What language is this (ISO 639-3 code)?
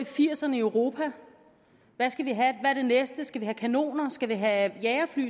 dan